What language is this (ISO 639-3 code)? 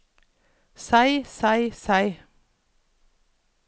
nor